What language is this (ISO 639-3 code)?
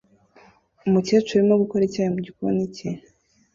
kin